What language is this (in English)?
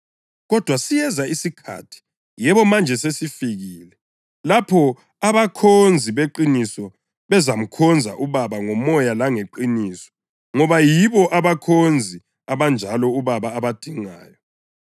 North Ndebele